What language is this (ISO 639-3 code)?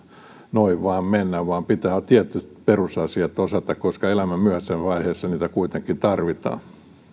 fin